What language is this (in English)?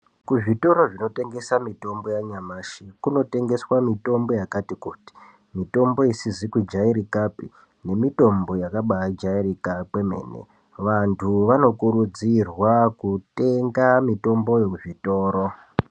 Ndau